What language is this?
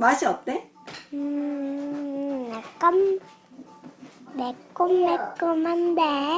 Korean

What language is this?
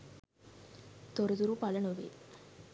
Sinhala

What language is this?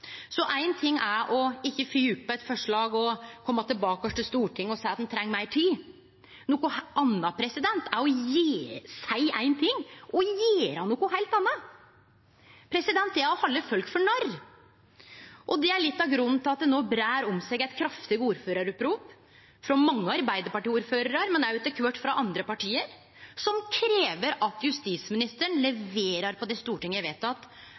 Norwegian Nynorsk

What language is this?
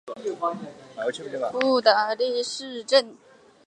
Chinese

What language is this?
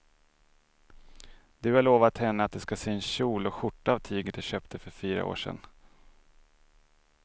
Swedish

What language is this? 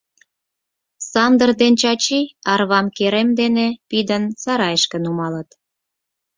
Mari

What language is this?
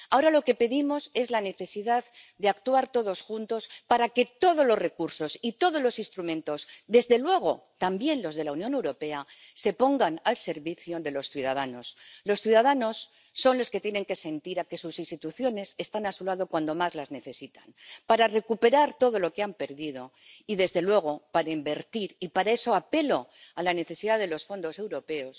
Spanish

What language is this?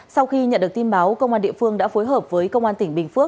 Vietnamese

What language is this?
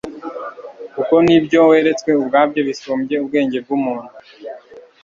Kinyarwanda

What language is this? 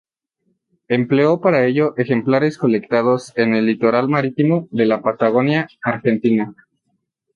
Spanish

